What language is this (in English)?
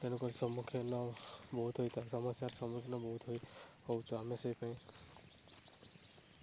Odia